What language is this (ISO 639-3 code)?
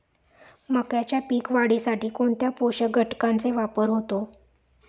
mar